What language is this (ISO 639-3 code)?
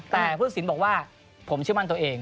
tha